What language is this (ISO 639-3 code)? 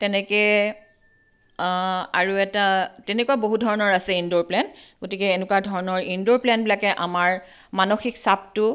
asm